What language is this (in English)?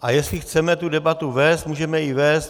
Czech